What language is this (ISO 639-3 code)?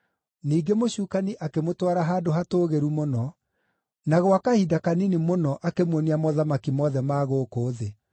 kik